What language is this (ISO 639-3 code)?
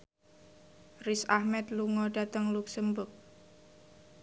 jav